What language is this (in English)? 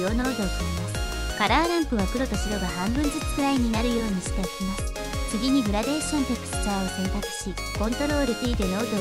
Japanese